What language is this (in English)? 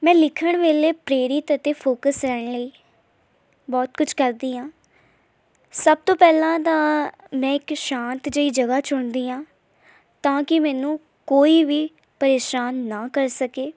Punjabi